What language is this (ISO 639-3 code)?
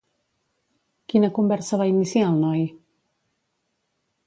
cat